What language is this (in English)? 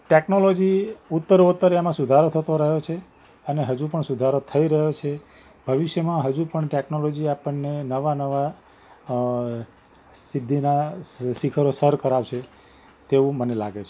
Gujarati